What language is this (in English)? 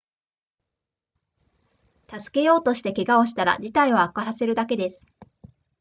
Japanese